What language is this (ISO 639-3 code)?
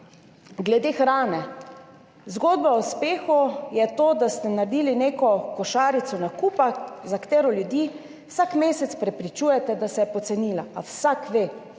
slv